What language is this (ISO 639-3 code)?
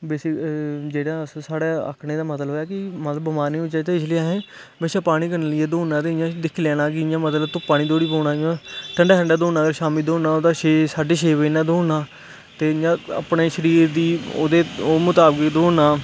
doi